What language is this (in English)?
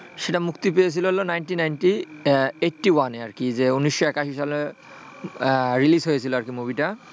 Bangla